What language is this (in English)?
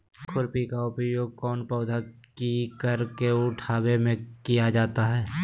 Magahi